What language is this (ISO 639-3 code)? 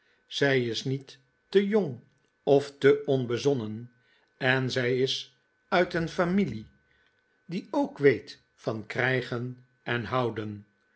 nld